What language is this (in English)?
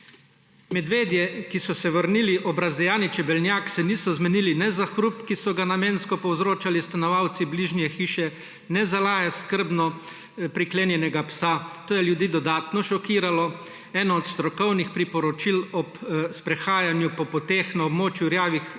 Slovenian